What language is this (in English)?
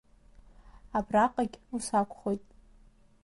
Abkhazian